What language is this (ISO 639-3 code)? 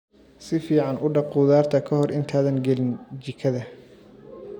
som